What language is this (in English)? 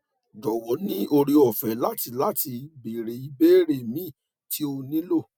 Yoruba